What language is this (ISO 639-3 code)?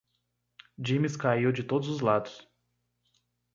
por